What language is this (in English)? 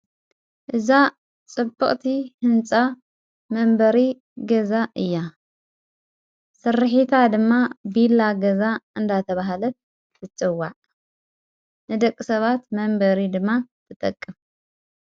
Tigrinya